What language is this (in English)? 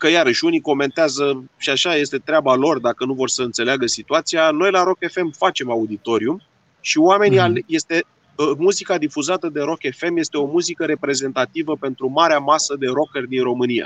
Romanian